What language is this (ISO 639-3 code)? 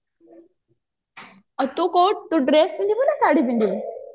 ori